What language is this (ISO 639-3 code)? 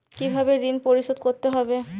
ben